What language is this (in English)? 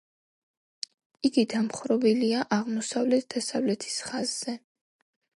Georgian